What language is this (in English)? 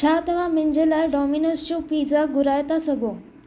Sindhi